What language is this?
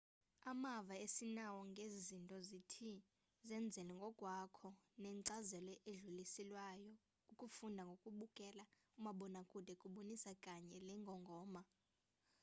Xhosa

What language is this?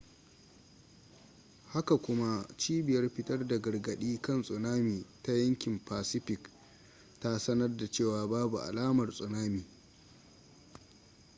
Hausa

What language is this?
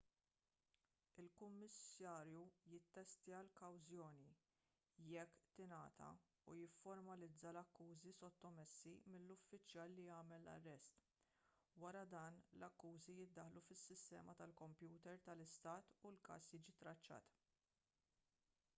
Maltese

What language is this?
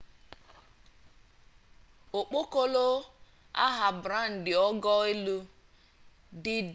Igbo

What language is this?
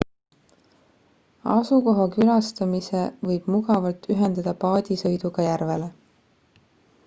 Estonian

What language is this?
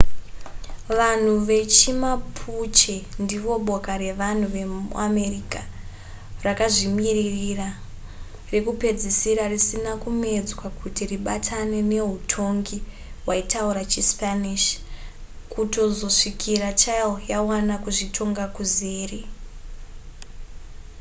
Shona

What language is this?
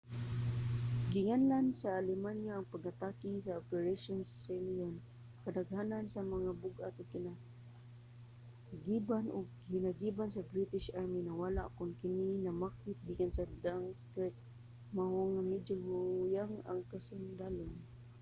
Cebuano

